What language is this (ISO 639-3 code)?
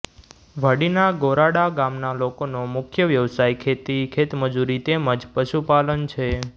guj